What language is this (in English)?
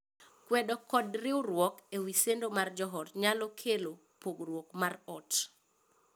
Luo (Kenya and Tanzania)